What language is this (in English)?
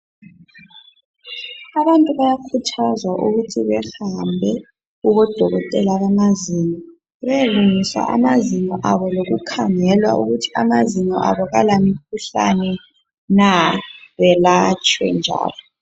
North Ndebele